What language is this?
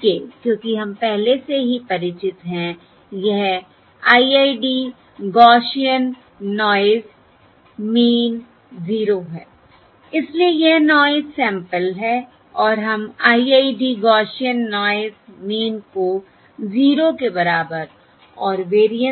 Hindi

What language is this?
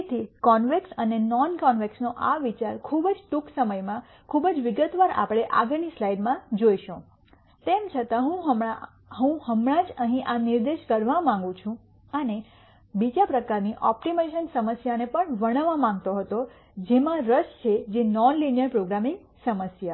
Gujarati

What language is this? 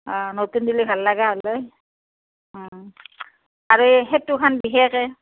Assamese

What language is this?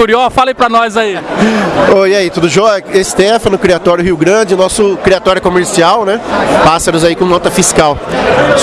Portuguese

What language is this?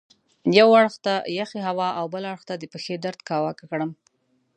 Pashto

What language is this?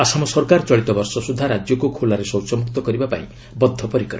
Odia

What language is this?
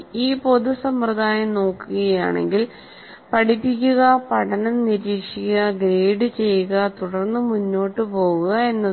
Malayalam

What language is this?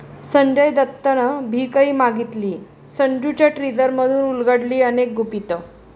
Marathi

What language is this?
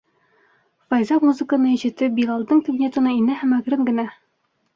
Bashkir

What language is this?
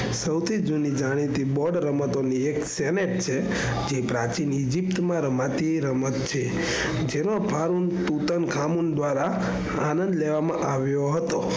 Gujarati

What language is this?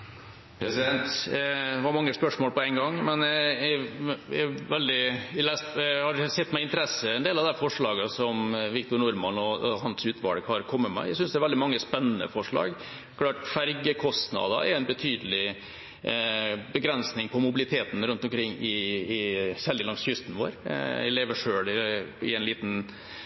Norwegian Bokmål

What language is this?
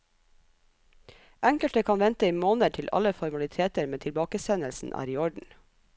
Norwegian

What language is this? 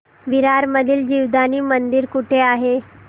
Marathi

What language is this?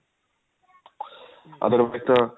Punjabi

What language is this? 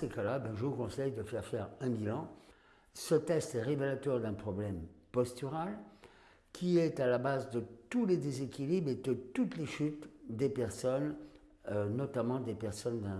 French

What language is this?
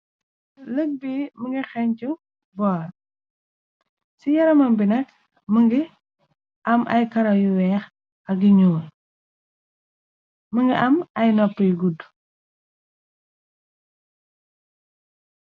Wolof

